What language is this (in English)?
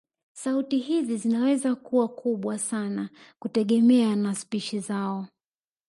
Swahili